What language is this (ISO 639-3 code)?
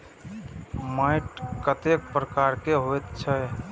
mai